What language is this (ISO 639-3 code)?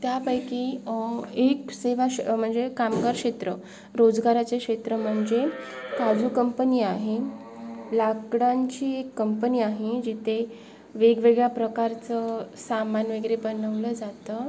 mar